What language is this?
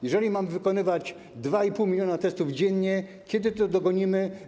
Polish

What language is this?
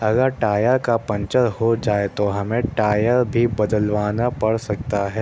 Urdu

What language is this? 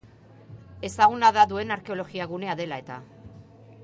Basque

